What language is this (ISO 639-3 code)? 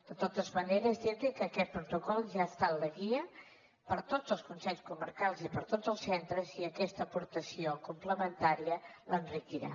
cat